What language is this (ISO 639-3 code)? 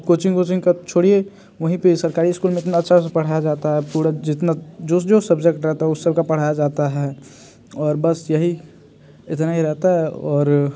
hin